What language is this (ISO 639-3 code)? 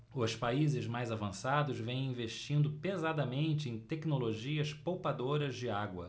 por